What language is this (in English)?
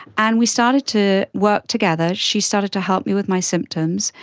English